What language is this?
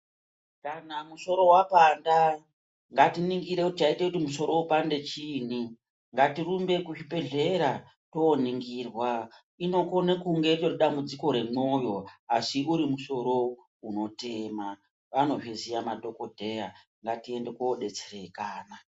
Ndau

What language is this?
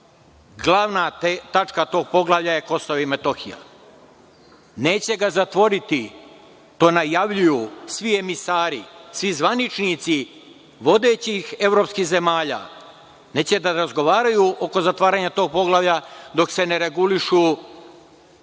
Serbian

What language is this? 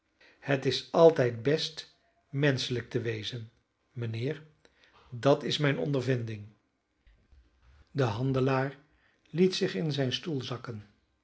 Dutch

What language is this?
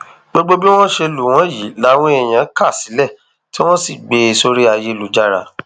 Yoruba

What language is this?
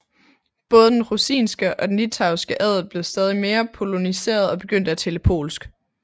Danish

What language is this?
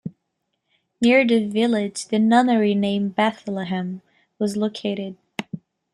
English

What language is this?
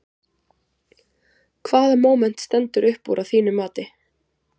Icelandic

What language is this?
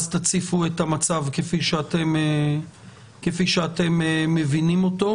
Hebrew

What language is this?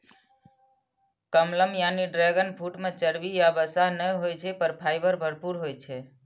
Maithili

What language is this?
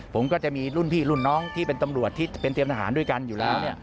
Thai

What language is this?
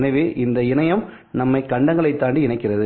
Tamil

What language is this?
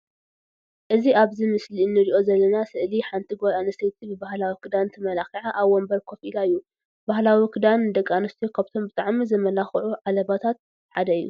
Tigrinya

